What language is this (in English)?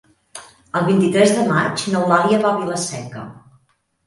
Catalan